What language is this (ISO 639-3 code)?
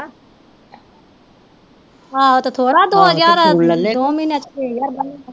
pan